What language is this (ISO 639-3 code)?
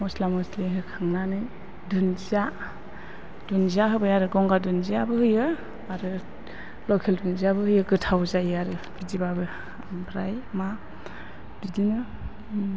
brx